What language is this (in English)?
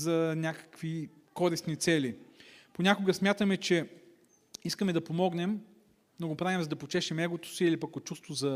Bulgarian